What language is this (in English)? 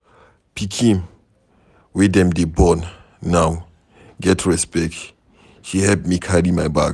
Nigerian Pidgin